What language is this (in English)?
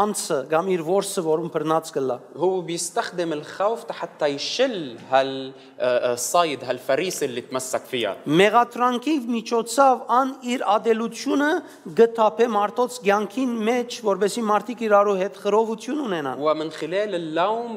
English